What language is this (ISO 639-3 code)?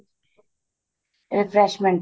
pan